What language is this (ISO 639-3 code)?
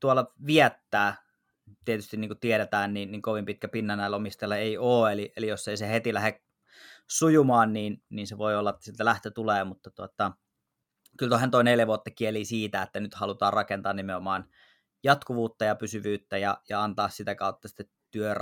fin